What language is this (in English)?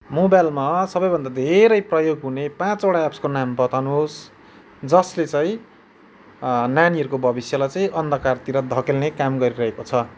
Nepali